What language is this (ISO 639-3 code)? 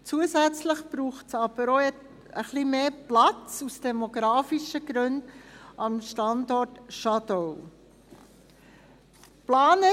gsw